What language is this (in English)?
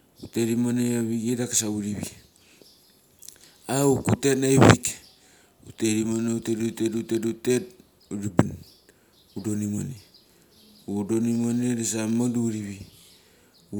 Mali